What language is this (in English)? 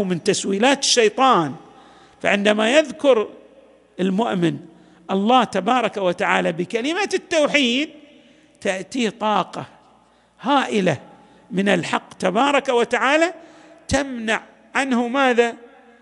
Arabic